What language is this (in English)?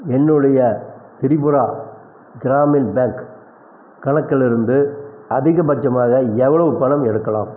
Tamil